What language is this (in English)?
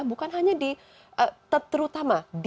Indonesian